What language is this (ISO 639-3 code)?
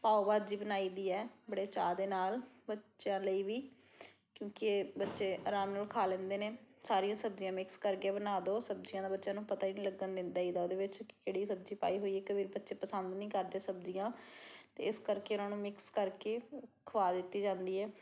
pan